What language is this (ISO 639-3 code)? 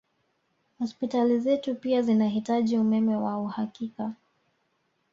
swa